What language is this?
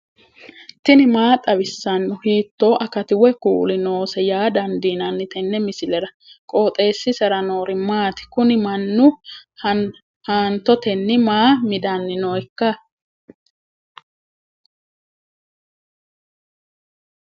Sidamo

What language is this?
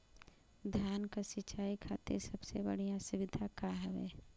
Bhojpuri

